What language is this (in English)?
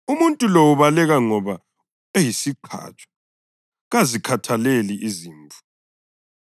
North Ndebele